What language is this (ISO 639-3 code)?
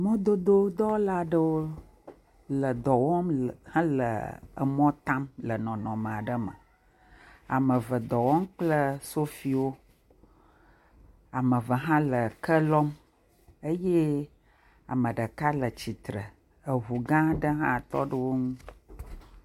ewe